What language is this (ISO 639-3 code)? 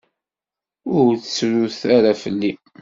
kab